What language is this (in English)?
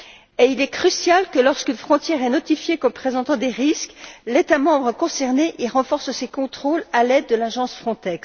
French